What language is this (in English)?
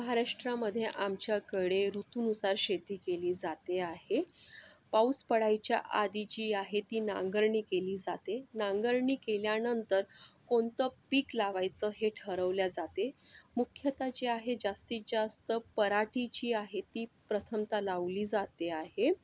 Marathi